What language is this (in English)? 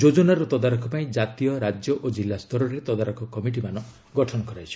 Odia